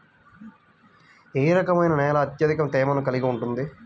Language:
Telugu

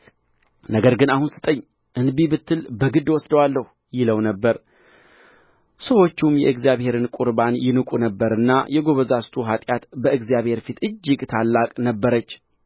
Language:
Amharic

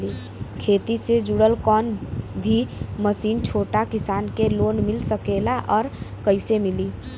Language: Bhojpuri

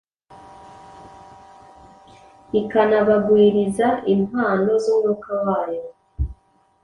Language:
Kinyarwanda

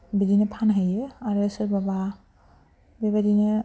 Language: Bodo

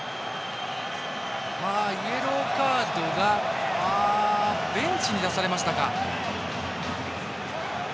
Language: Japanese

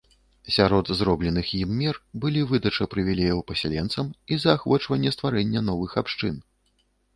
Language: Belarusian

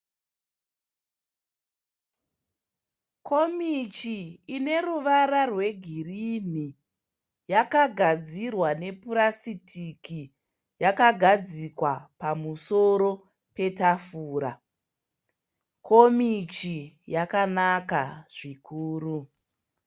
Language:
Shona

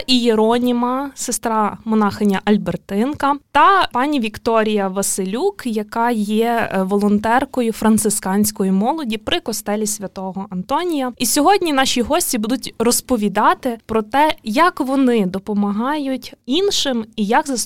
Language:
Ukrainian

